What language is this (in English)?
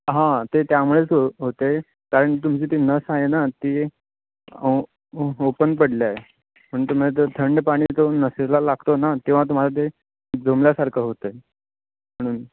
Marathi